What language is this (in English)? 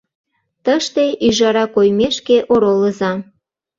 Mari